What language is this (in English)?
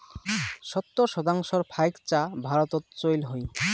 Bangla